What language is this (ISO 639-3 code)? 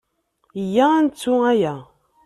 kab